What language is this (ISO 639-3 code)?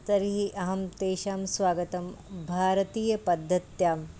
san